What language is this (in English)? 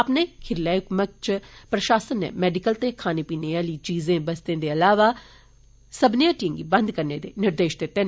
Dogri